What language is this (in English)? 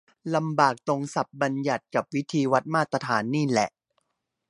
Thai